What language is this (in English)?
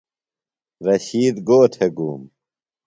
Phalura